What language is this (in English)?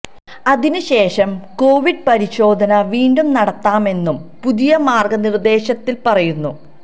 Malayalam